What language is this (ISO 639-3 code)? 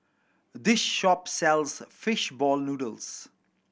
eng